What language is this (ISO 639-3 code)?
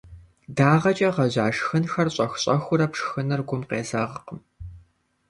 kbd